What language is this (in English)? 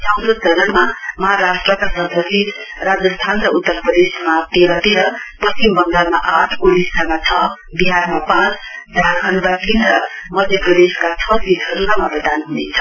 Nepali